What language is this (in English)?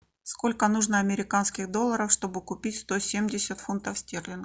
Russian